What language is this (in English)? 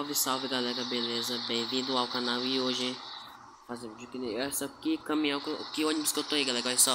Portuguese